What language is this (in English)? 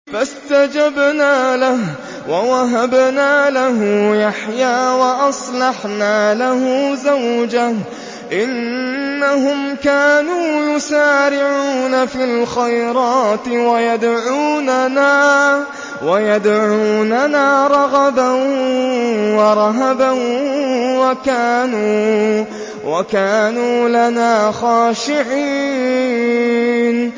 Arabic